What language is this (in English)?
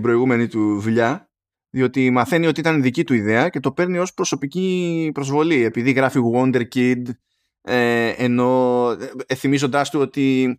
Greek